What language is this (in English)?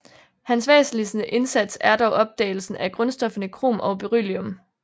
Danish